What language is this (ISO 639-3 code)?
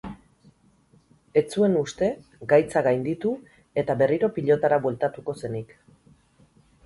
eus